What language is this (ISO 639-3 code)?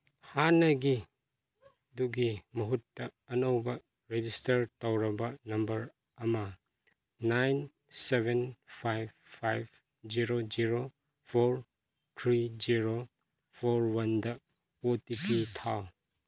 mni